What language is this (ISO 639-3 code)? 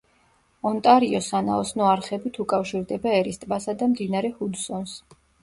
kat